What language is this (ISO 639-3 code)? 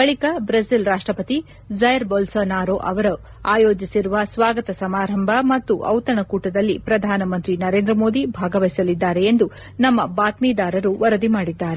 kan